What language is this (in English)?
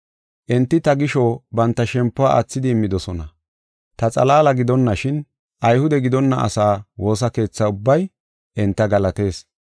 Gofa